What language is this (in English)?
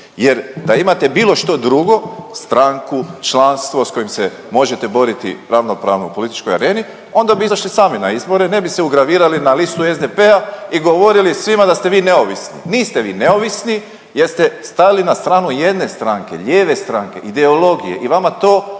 Croatian